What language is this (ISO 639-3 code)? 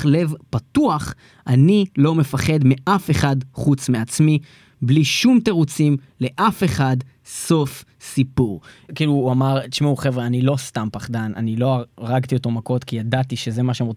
heb